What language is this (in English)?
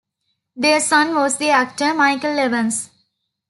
English